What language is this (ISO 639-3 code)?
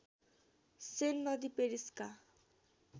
nep